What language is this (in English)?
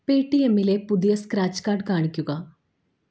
Malayalam